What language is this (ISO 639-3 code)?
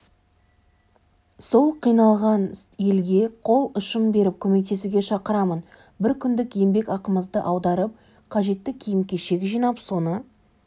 kaz